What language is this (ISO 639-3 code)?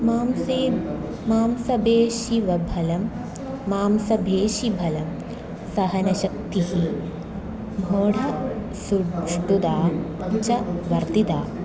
san